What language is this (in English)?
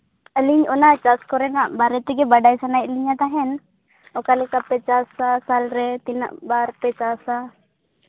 Santali